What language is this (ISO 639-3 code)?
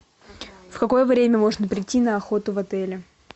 rus